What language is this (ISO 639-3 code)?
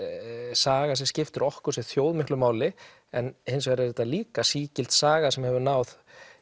isl